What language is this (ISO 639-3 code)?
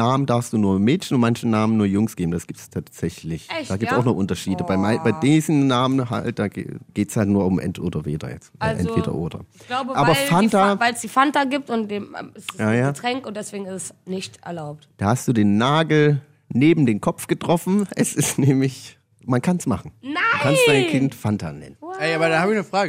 deu